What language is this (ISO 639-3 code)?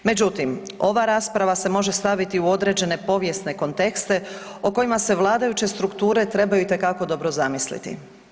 hrv